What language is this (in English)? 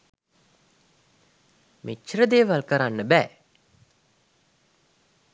Sinhala